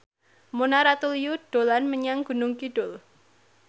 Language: Javanese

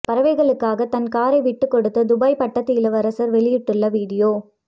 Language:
Tamil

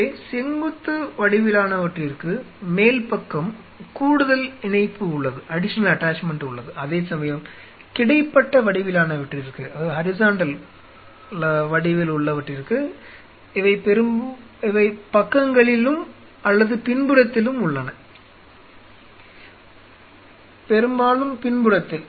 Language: Tamil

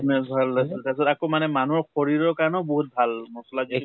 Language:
Assamese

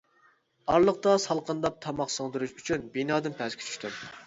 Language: Uyghur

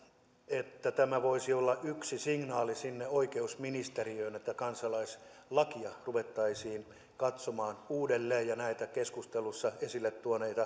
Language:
Finnish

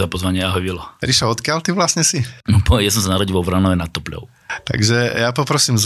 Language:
Slovak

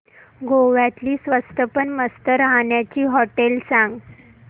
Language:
Marathi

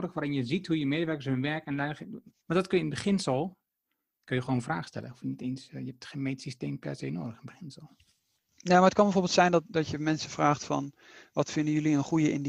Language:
Dutch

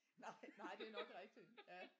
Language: Danish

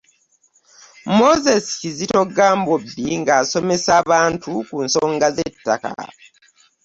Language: Ganda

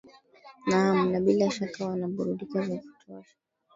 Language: Swahili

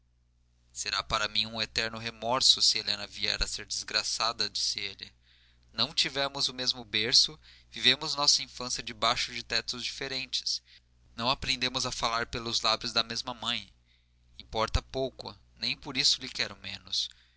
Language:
Portuguese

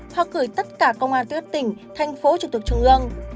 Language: Vietnamese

